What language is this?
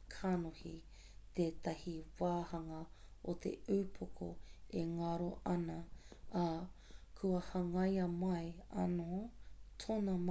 Māori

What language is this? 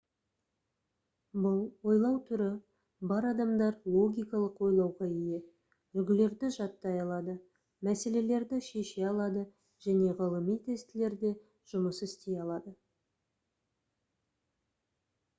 Kazakh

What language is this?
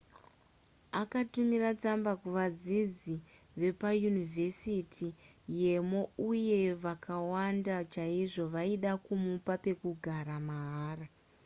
Shona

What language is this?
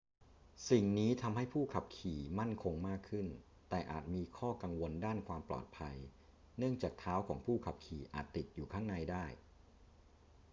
Thai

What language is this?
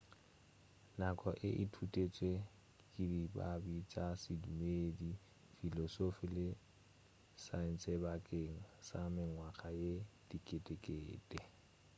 Northern Sotho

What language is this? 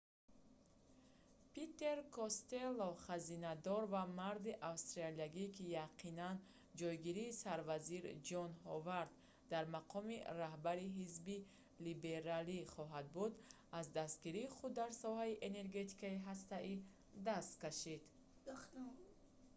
Tajik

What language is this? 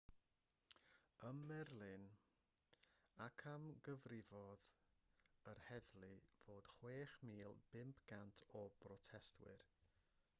Welsh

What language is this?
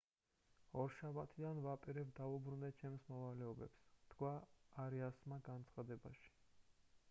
Georgian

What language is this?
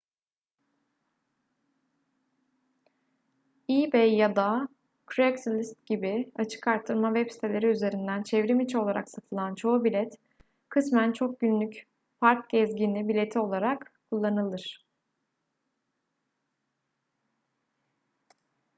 Turkish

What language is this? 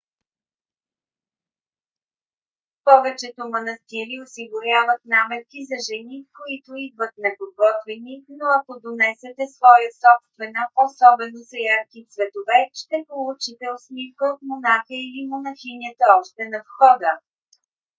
Bulgarian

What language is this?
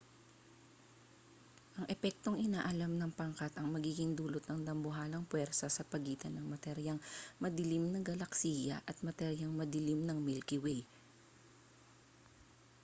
Filipino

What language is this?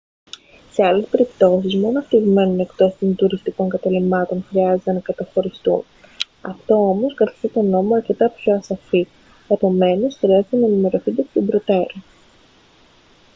Greek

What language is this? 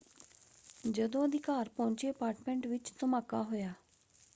Punjabi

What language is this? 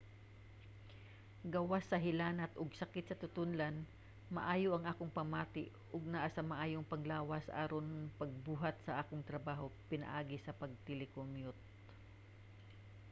Cebuano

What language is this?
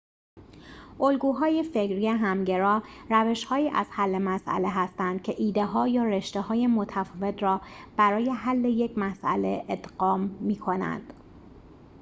Persian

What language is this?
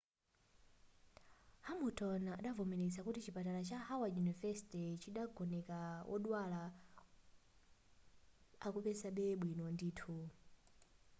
Nyanja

